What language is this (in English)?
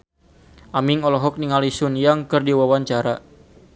Sundanese